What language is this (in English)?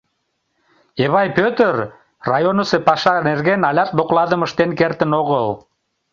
Mari